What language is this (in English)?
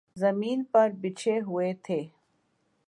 Urdu